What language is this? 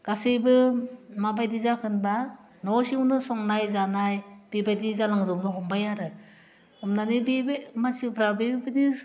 Bodo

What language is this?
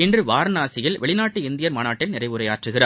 Tamil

